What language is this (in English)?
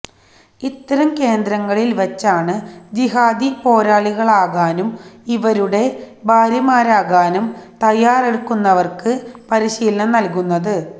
Malayalam